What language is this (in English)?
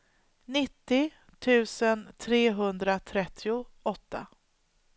Swedish